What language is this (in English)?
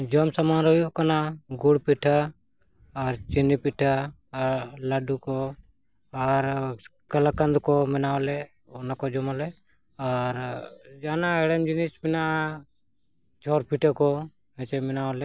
Santali